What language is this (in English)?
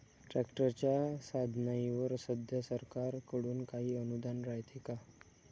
Marathi